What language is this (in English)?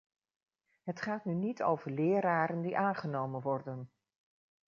Dutch